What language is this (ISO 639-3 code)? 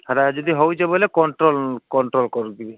ori